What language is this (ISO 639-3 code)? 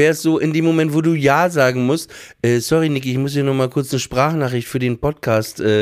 deu